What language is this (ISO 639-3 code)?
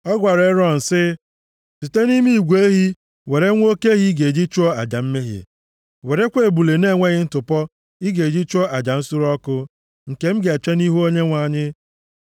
ibo